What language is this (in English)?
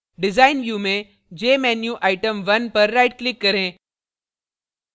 Hindi